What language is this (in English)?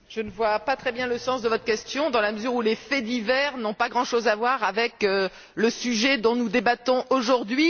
French